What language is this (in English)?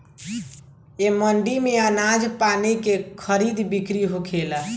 Bhojpuri